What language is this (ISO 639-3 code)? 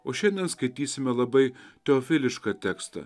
lit